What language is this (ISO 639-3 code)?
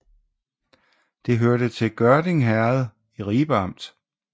dan